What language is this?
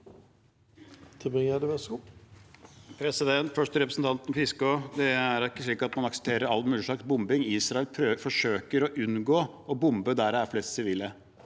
Norwegian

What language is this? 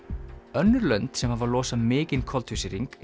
Icelandic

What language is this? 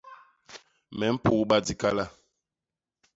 Basaa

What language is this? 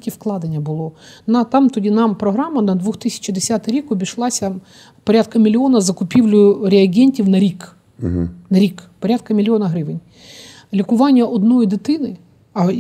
Ukrainian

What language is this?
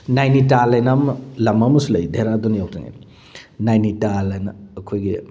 Manipuri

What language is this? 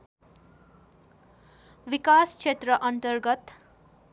Nepali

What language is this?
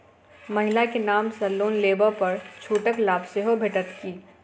Maithili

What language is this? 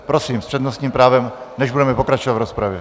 Czech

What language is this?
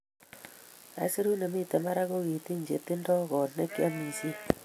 Kalenjin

